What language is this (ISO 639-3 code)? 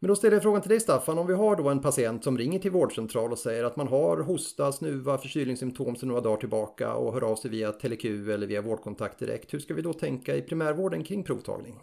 swe